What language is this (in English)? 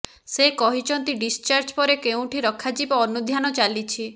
Odia